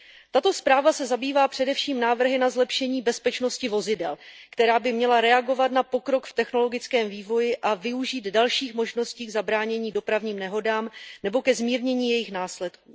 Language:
Czech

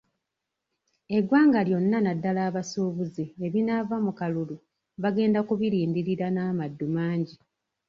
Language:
Ganda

